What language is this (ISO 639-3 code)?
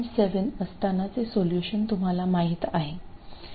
mar